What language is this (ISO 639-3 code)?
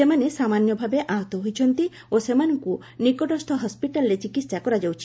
ori